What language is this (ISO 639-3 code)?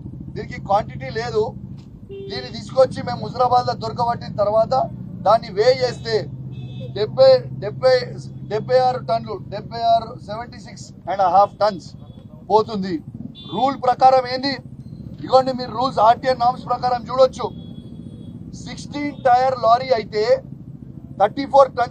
tel